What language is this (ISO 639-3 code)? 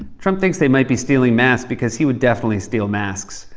eng